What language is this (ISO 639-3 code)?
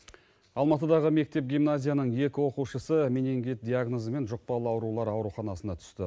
kaz